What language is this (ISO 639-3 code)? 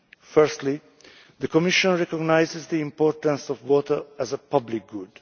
eng